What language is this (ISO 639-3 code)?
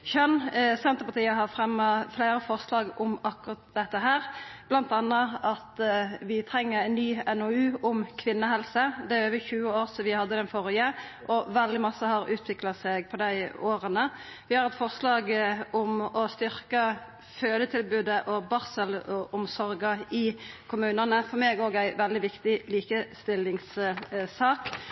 nno